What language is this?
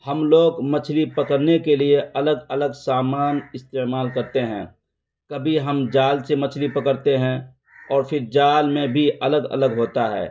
Urdu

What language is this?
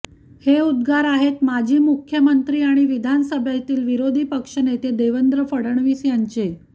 Marathi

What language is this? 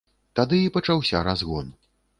Belarusian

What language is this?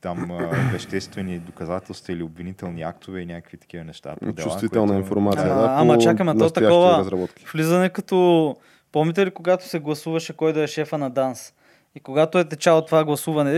Bulgarian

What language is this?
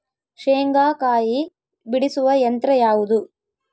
Kannada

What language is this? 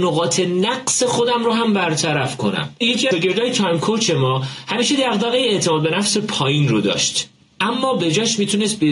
Persian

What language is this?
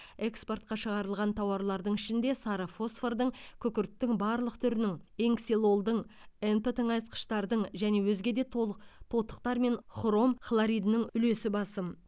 Kazakh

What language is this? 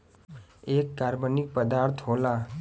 Bhojpuri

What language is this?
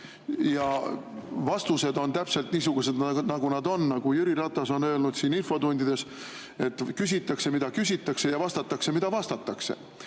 Estonian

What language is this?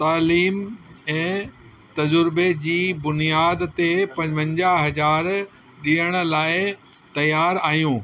Sindhi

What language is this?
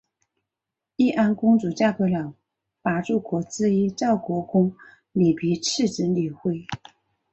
Chinese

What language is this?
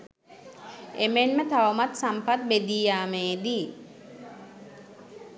Sinhala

